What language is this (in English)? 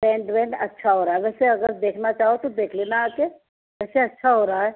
Urdu